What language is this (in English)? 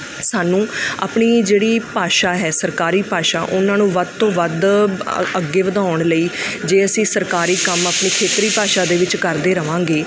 Punjabi